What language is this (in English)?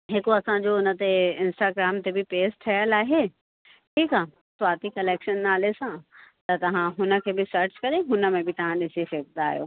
Sindhi